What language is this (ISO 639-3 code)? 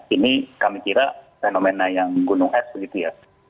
ind